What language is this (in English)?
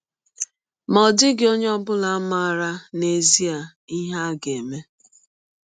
Igbo